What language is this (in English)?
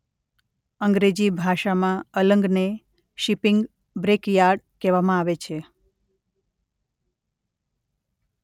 Gujarati